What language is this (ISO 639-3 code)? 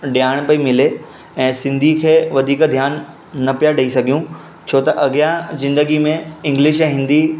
snd